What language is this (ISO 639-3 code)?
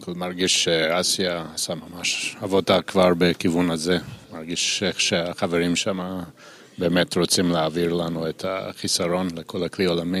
heb